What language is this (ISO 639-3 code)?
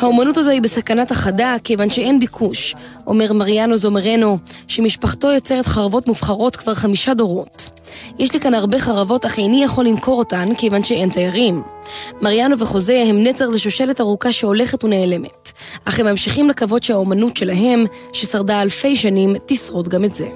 heb